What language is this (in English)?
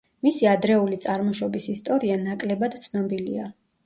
Georgian